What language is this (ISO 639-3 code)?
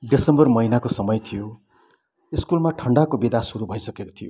nep